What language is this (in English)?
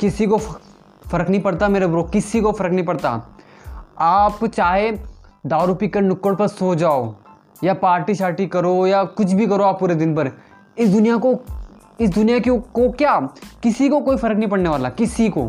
Hindi